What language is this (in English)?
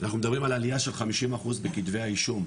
Hebrew